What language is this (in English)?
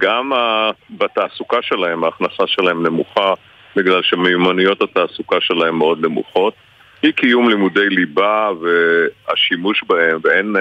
Hebrew